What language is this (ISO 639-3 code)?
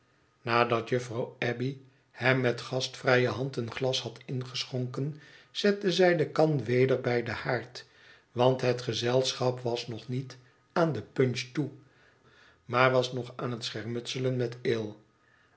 nld